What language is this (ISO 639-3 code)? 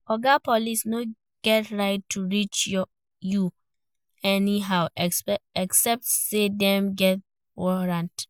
pcm